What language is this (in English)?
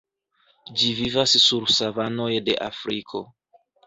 Esperanto